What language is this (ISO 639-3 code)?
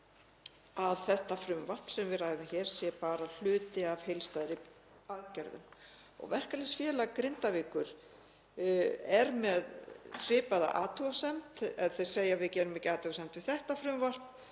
isl